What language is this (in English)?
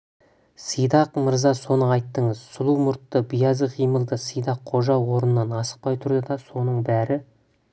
Kazakh